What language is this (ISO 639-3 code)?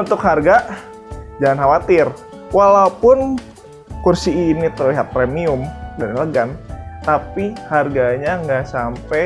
ind